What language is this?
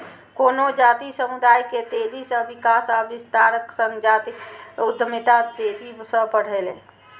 Maithili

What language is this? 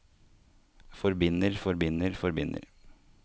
Norwegian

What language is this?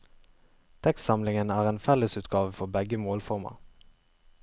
Norwegian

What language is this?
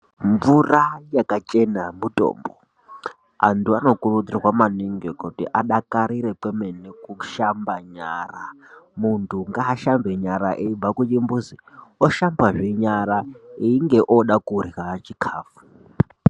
Ndau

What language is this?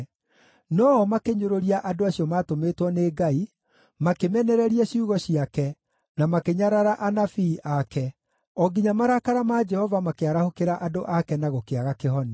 Kikuyu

